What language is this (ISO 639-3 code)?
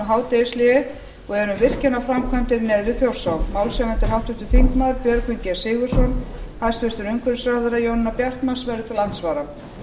isl